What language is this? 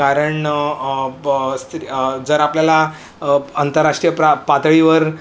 Marathi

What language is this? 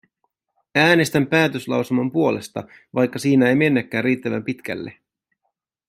Finnish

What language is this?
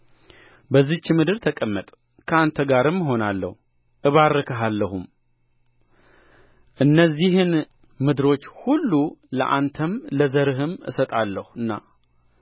Amharic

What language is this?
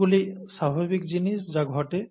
Bangla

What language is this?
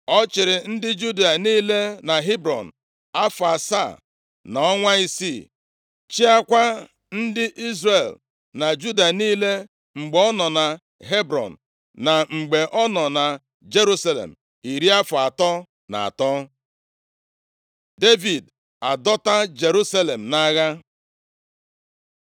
Igbo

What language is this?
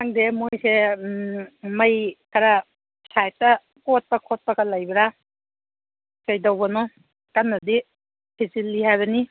Manipuri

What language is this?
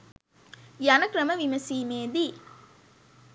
Sinhala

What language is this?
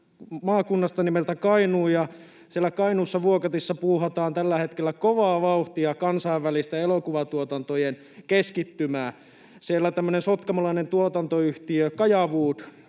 Finnish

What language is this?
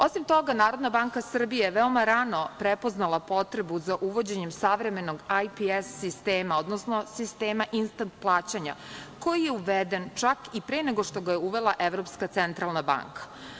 Serbian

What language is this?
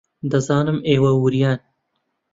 Central Kurdish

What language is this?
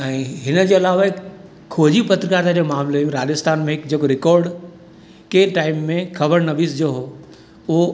Sindhi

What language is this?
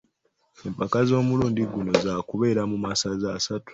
Ganda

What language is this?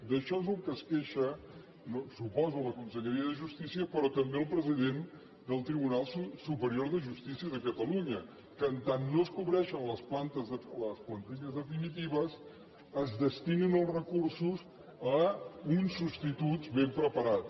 Catalan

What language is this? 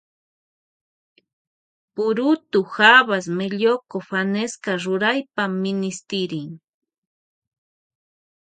Loja Highland Quichua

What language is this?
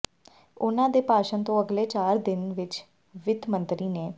Punjabi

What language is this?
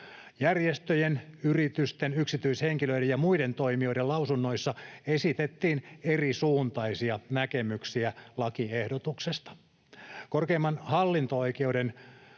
Finnish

